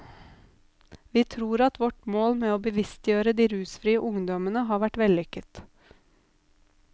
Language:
Norwegian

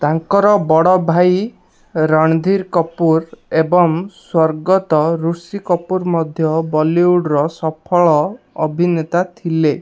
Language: Odia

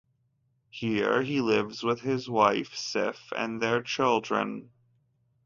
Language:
English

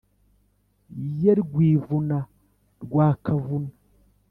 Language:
Kinyarwanda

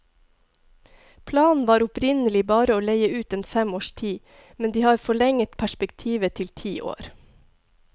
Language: Norwegian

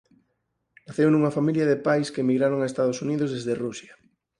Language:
Galician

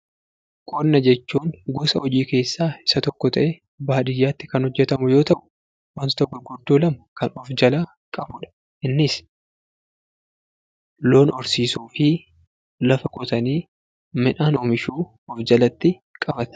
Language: Oromo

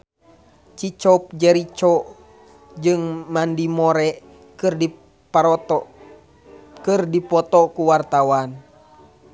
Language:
Sundanese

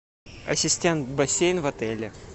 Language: Russian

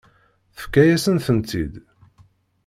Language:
Kabyle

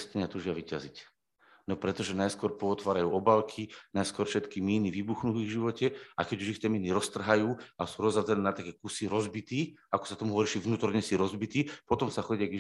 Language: Slovak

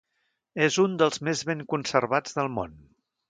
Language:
Catalan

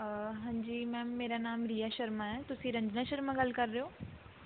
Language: Punjabi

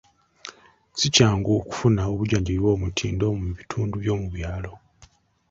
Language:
Ganda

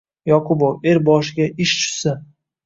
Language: Uzbek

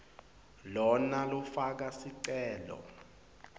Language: Swati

